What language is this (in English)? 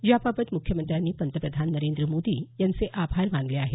Marathi